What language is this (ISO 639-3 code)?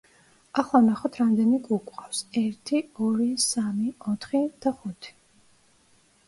kat